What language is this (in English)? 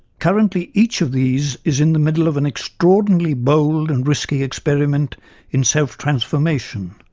English